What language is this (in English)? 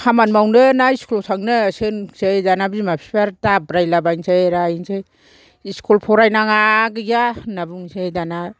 Bodo